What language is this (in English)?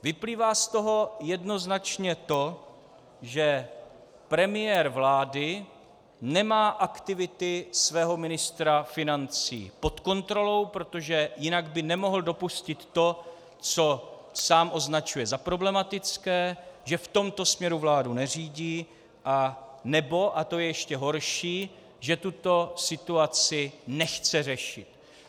Czech